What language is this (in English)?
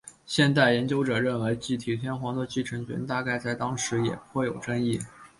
Chinese